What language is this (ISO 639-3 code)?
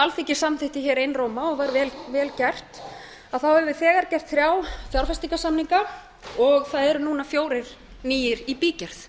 isl